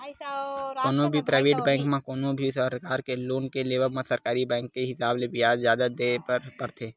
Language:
Chhattisgarhi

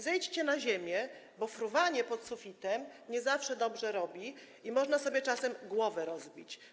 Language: Polish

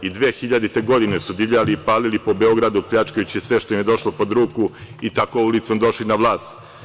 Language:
Serbian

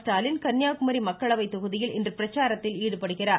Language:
Tamil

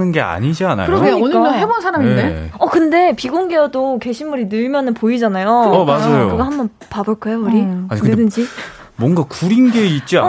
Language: Korean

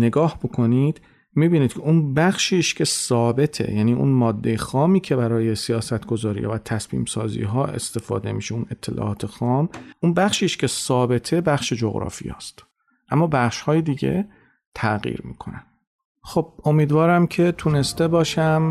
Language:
Persian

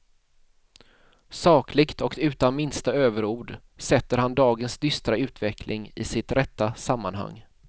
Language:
Swedish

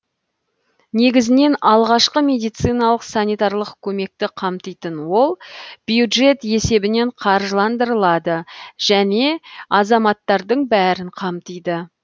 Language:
Kazakh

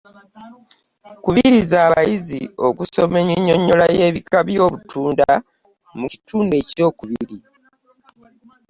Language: Ganda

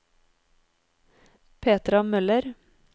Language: Norwegian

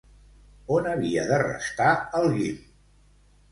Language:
Catalan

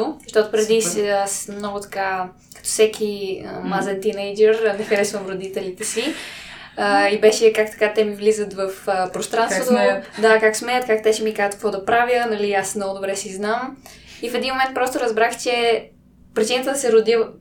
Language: Bulgarian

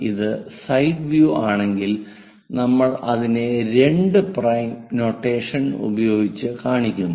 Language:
Malayalam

